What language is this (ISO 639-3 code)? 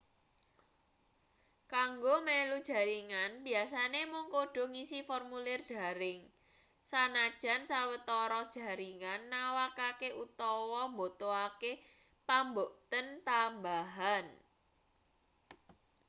jav